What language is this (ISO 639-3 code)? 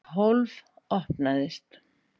isl